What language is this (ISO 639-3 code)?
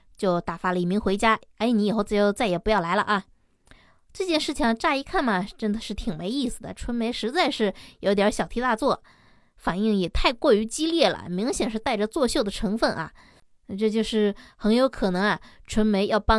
zho